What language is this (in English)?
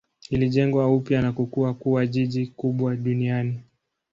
Swahili